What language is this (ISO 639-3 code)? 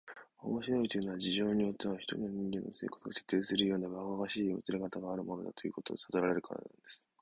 jpn